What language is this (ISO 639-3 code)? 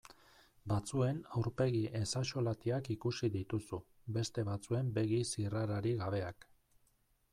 eus